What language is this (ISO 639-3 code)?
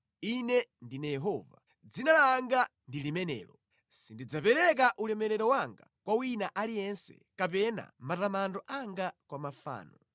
nya